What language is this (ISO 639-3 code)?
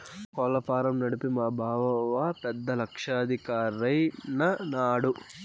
tel